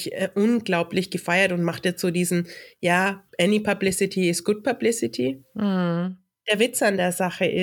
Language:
German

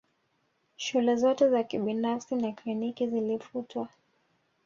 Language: Swahili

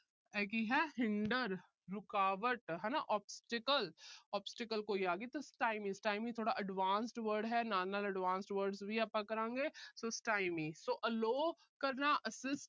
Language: Punjabi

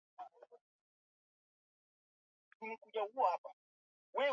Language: Swahili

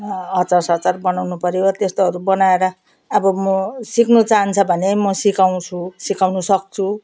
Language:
Nepali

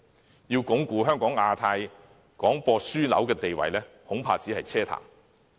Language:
Cantonese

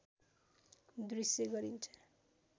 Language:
Nepali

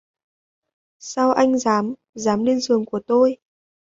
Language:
Vietnamese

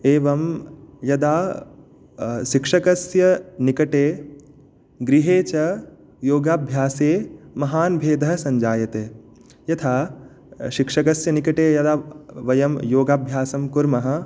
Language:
Sanskrit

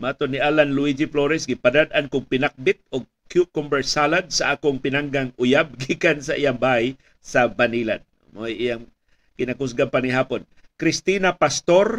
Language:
Filipino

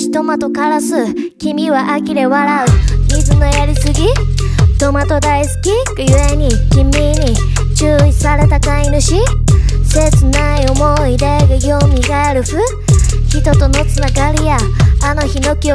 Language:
Romanian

